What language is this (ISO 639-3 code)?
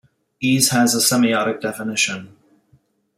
eng